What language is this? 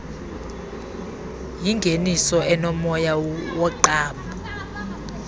Xhosa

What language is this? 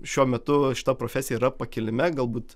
Lithuanian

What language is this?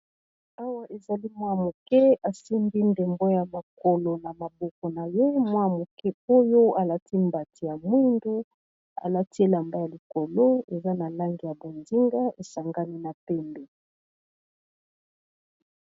Lingala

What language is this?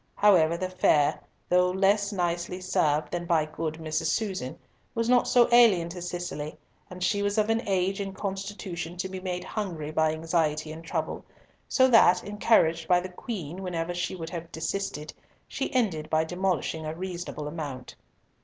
English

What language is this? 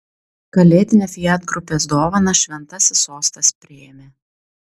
Lithuanian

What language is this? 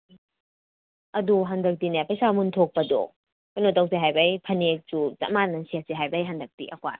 Manipuri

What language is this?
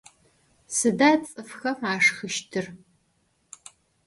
Adyghe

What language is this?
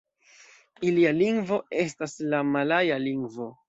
Esperanto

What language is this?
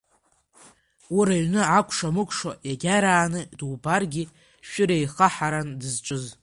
Abkhazian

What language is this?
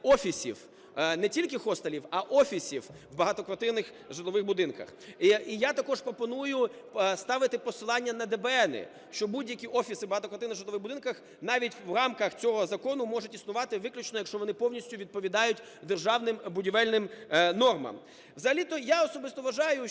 Ukrainian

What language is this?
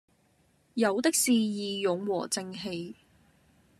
Cantonese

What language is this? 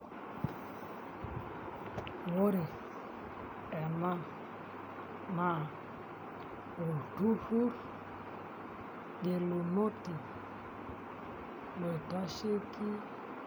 Masai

